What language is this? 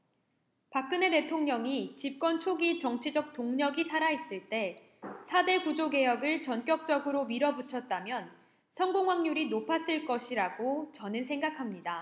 Korean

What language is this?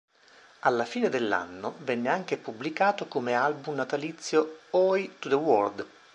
Italian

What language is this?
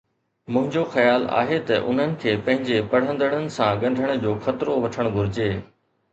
Sindhi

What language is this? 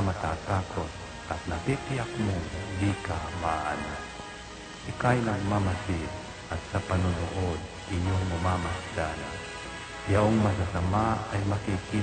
Filipino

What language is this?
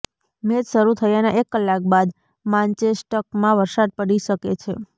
Gujarati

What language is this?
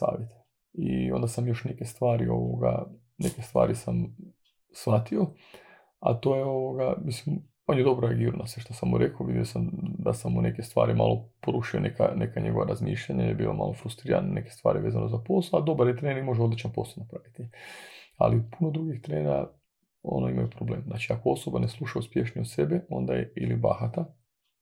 Croatian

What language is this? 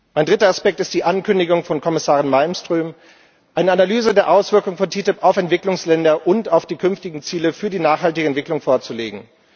German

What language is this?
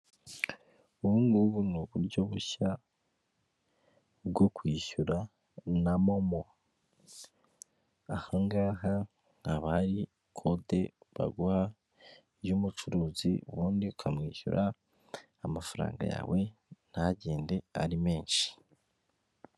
Kinyarwanda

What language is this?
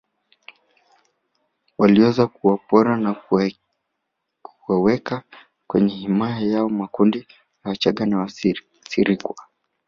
Swahili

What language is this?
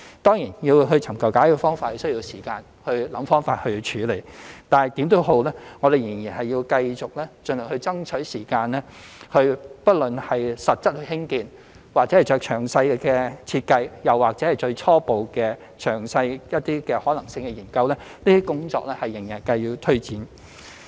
Cantonese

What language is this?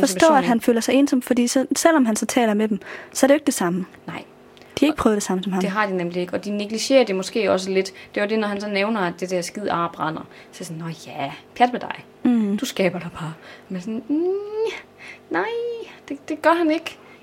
Danish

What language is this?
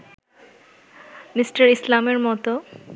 Bangla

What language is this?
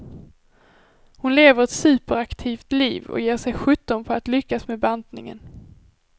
Swedish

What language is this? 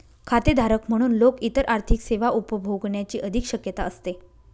Marathi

